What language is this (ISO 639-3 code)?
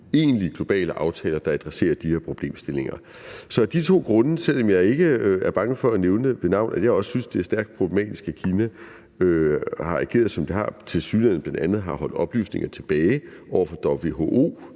dan